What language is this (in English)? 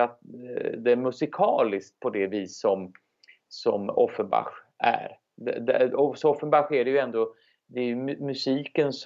Swedish